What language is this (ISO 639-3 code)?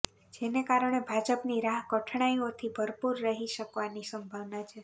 guj